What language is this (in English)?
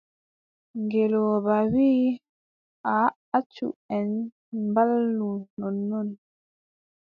Adamawa Fulfulde